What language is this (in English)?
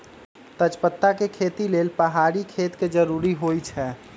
Magahi